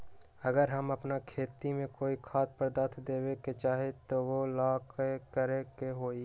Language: Magahi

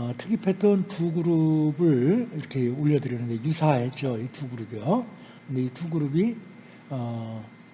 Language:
Korean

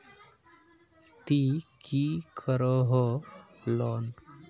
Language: Magahi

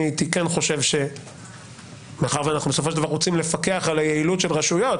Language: Hebrew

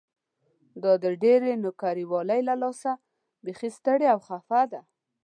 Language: Pashto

